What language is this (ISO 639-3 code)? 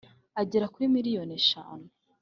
kin